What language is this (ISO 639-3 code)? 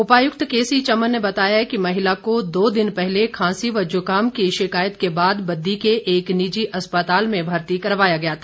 hin